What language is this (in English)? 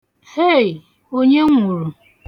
Igbo